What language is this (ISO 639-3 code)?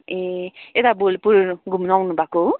nep